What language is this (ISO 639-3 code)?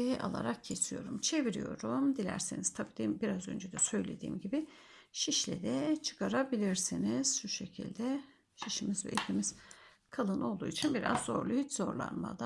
tur